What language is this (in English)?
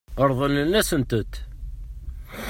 Kabyle